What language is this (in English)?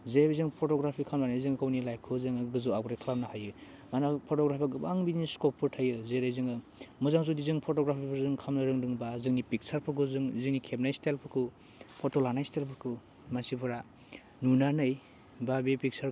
Bodo